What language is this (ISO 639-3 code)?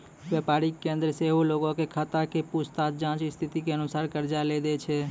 mai